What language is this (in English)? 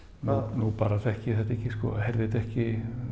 Icelandic